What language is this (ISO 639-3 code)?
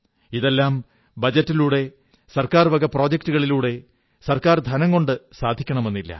mal